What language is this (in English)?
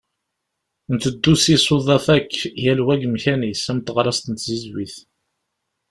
Kabyle